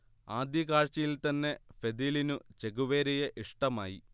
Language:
Malayalam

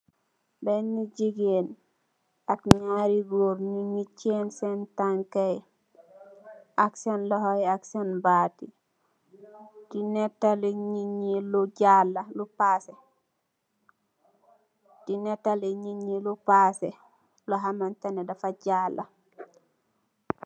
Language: Wolof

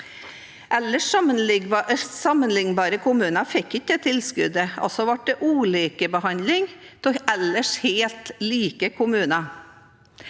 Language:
Norwegian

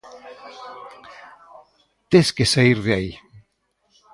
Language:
Galician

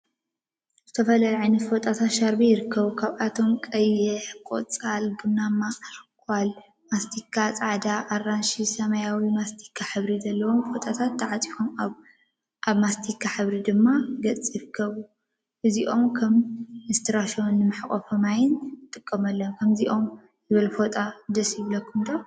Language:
Tigrinya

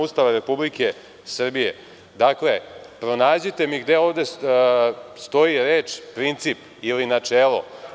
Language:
Serbian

